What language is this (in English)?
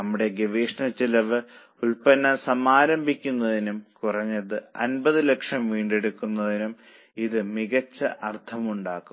Malayalam